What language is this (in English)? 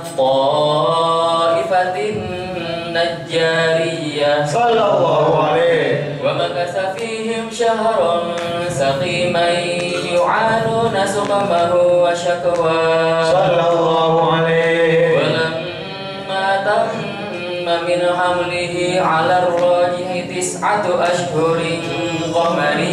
Arabic